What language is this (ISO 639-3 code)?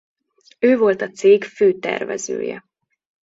hun